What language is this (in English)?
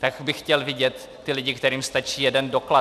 Czech